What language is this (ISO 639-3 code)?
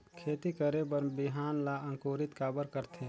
hne